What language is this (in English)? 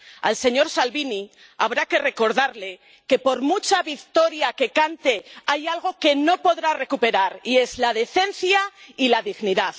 Spanish